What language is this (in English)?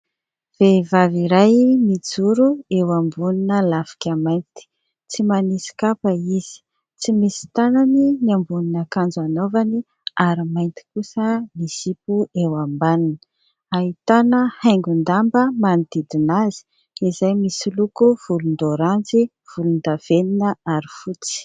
Malagasy